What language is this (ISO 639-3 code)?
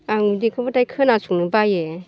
brx